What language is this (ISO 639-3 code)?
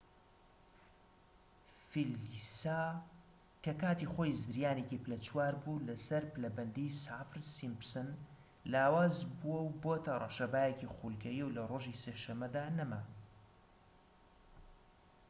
ckb